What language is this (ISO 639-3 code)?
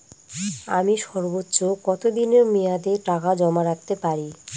ben